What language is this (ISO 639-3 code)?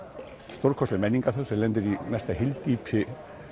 isl